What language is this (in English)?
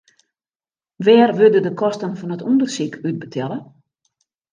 Western Frisian